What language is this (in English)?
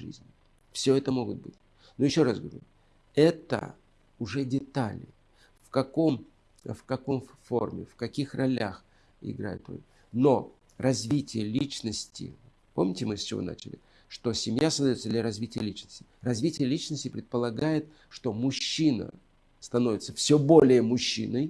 Russian